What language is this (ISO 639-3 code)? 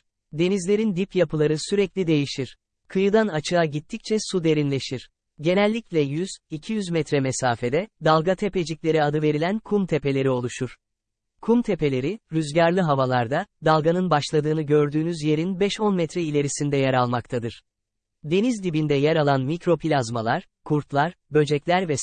tur